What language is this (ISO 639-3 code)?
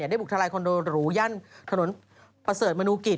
tha